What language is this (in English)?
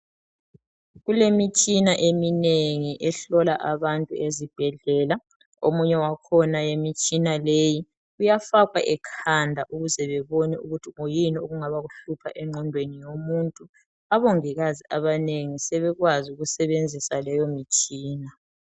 North Ndebele